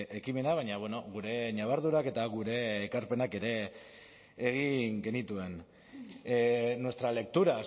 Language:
Basque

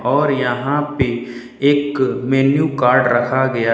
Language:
Hindi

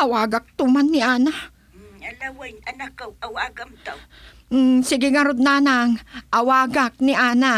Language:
Filipino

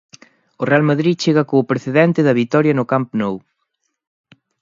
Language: Galician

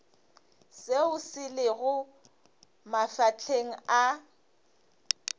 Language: Northern Sotho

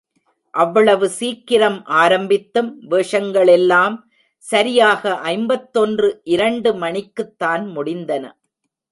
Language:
Tamil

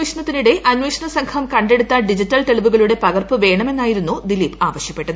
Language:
Malayalam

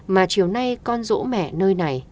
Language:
Vietnamese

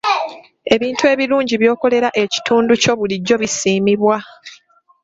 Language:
Ganda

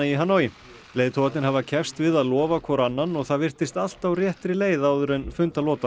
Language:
Icelandic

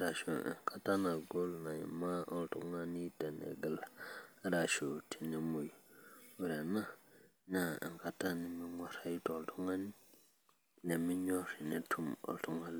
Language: Masai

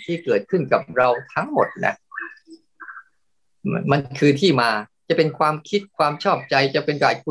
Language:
Thai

